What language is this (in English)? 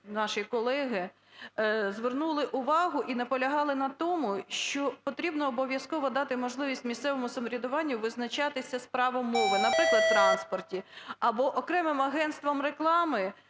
Ukrainian